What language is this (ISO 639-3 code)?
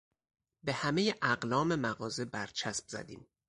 fas